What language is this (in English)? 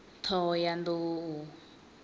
Venda